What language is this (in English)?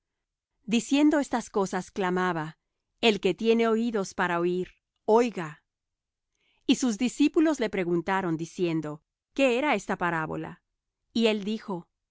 Spanish